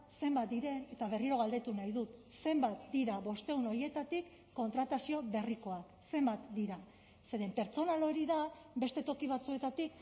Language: Basque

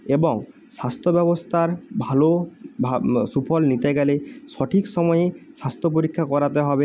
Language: Bangla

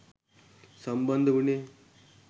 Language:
Sinhala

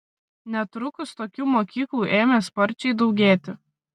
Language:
Lithuanian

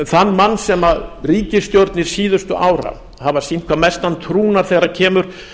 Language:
Icelandic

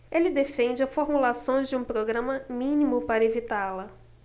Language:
Portuguese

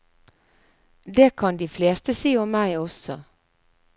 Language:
Norwegian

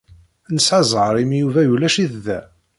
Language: Kabyle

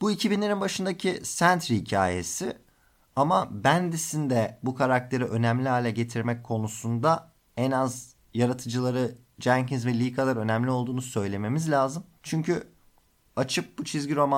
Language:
Turkish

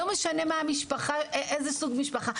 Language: Hebrew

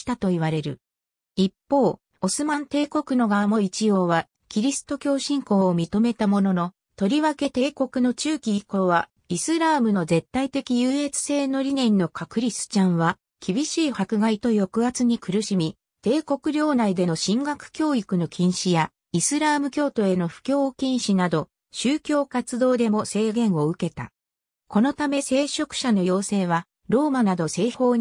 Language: Japanese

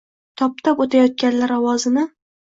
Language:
Uzbek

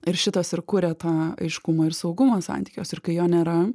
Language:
Lithuanian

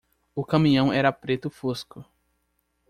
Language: Portuguese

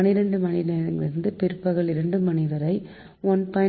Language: Tamil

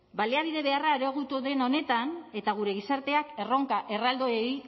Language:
Basque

